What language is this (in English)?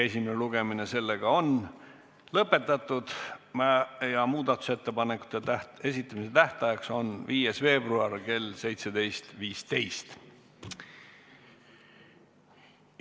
Estonian